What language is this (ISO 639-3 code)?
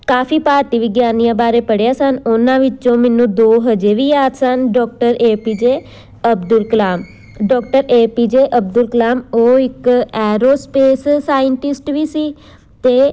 pan